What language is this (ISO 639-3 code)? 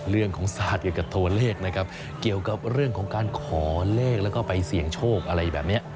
tha